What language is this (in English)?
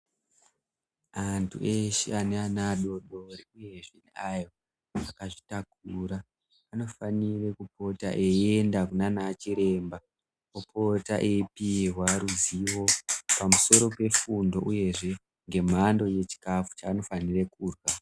Ndau